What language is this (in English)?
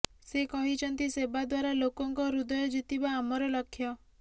Odia